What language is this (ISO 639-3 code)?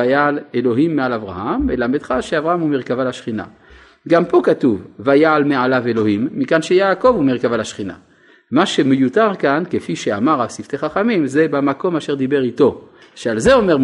heb